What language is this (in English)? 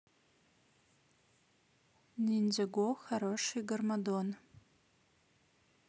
Russian